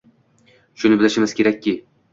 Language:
Uzbek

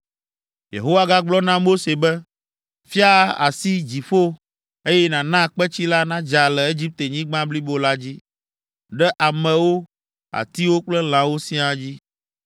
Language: Ewe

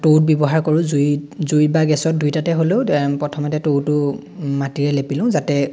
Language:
Assamese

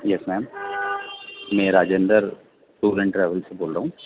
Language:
Urdu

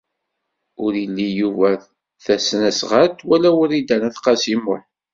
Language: Kabyle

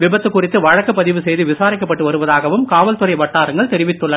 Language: Tamil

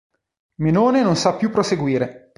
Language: Italian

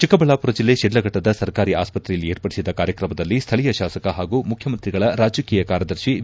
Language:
Kannada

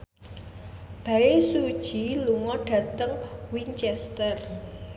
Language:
Javanese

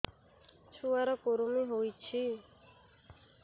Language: Odia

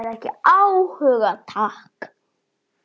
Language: Icelandic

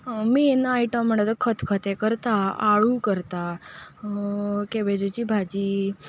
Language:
Konkani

